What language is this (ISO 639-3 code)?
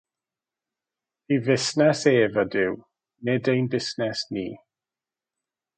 cym